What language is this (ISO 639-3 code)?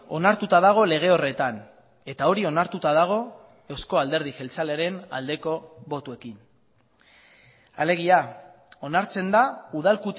eus